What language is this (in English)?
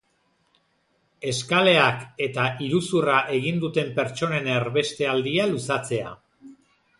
Basque